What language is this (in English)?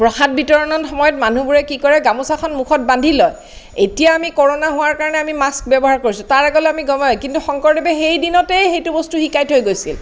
Assamese